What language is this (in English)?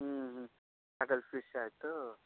Kannada